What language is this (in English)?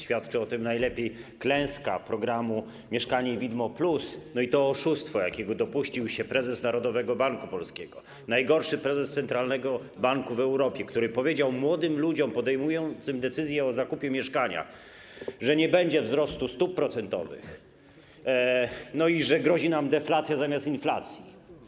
Polish